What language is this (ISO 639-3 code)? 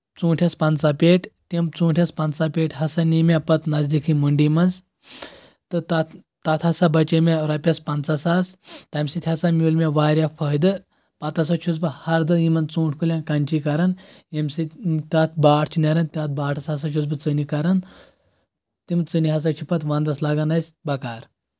kas